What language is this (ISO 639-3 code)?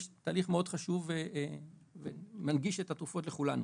heb